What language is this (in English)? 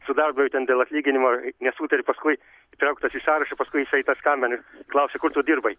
Lithuanian